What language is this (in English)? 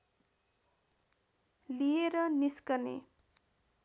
Nepali